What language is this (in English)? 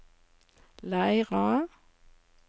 Norwegian